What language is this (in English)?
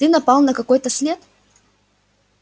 Russian